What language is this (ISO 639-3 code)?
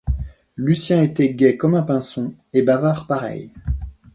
fra